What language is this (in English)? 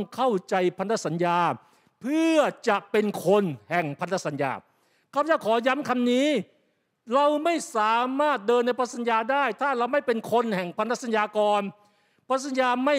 Thai